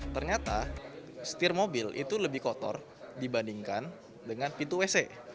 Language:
Indonesian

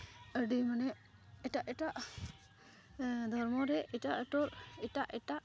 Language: Santali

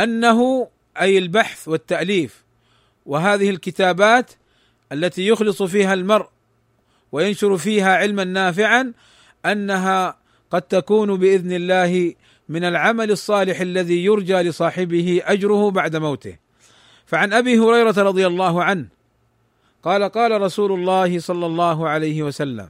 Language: Arabic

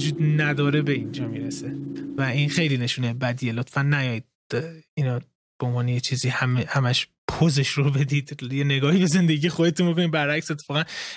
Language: Persian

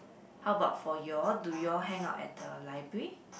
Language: English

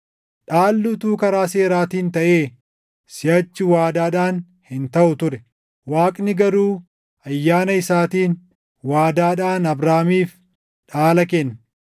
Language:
Oromo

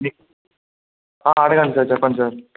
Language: Telugu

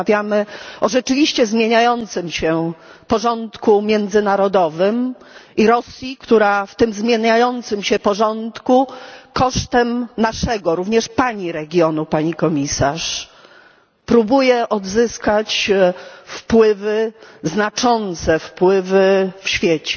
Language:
Polish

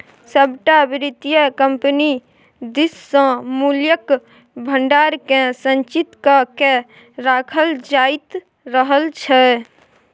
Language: Maithili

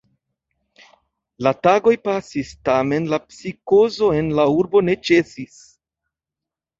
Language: Esperanto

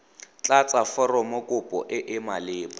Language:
Tswana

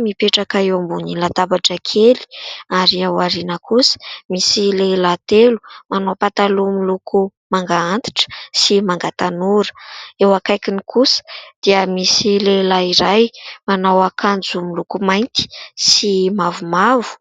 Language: Malagasy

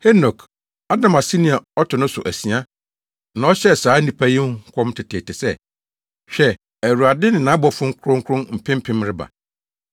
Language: Akan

